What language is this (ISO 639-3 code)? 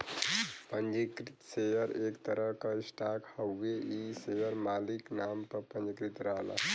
bho